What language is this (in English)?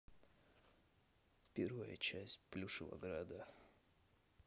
Russian